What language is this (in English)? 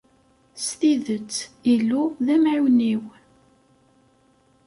Kabyle